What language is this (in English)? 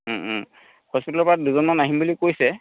Assamese